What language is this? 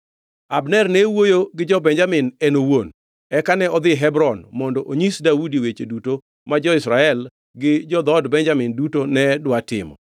Luo (Kenya and Tanzania)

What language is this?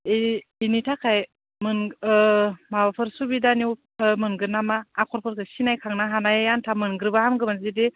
Bodo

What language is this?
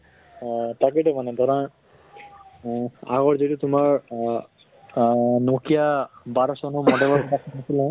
Assamese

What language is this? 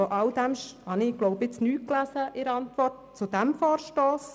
Swiss German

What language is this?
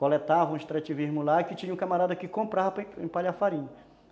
Portuguese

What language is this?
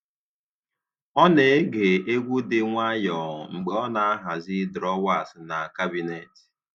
Igbo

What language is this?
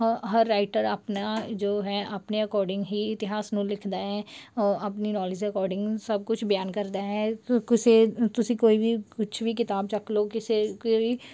Punjabi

